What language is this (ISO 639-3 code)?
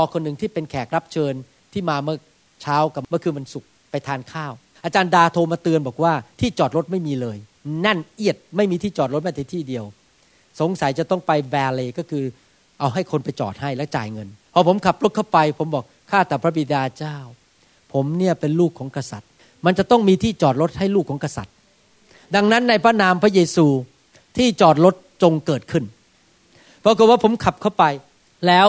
tha